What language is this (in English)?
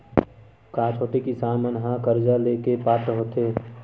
Chhattisgarhi